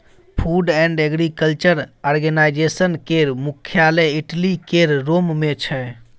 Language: Maithili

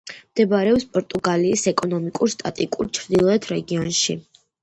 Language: Georgian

